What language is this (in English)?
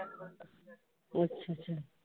Punjabi